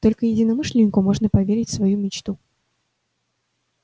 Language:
Russian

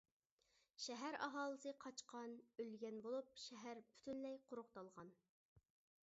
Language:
Uyghur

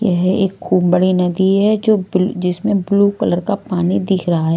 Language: Hindi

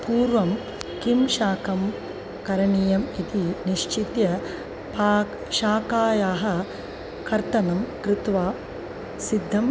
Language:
Sanskrit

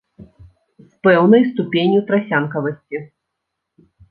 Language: Belarusian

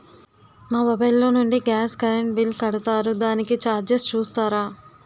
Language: Telugu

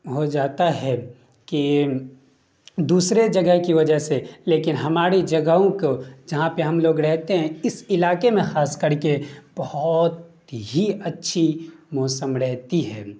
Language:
Urdu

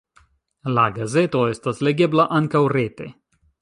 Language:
Esperanto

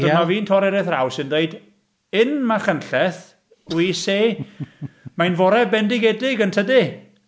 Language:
Welsh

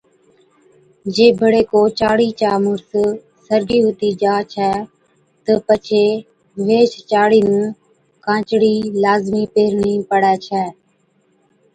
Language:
Od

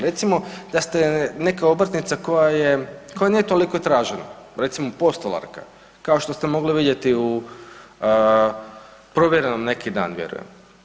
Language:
Croatian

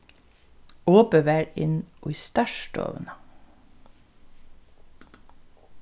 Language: Faroese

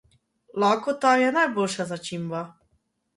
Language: Slovenian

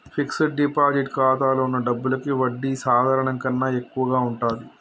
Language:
Telugu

